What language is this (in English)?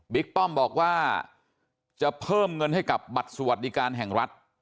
Thai